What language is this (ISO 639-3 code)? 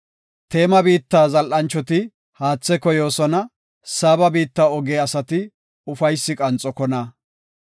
gof